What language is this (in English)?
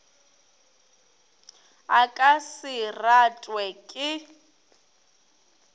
Northern Sotho